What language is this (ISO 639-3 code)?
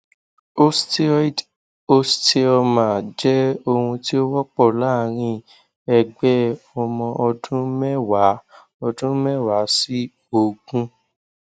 yor